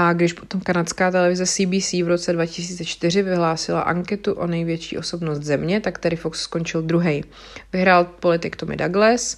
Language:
Czech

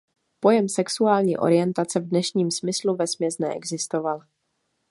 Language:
Czech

